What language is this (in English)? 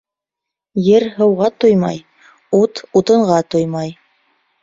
Bashkir